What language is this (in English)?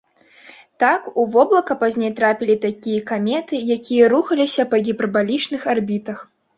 Belarusian